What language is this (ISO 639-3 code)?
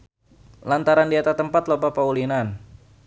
sun